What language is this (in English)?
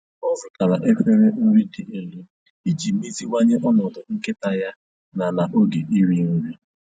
Igbo